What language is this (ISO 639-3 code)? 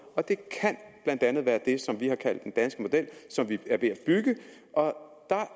dan